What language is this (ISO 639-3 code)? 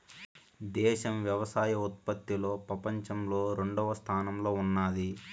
tel